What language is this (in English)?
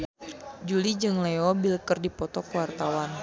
Sundanese